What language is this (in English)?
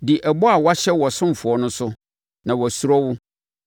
Akan